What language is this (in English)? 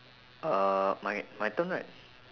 English